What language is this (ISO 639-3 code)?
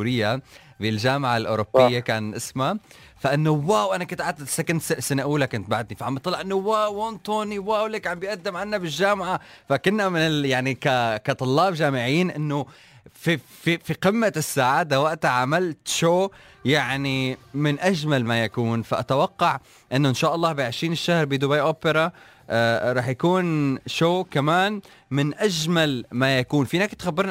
ara